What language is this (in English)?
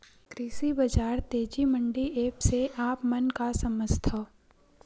Chhattisgarhi